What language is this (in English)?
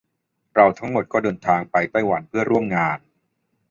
Thai